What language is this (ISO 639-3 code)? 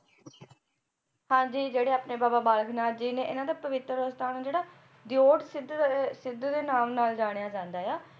pan